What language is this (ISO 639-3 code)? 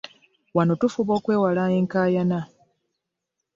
lug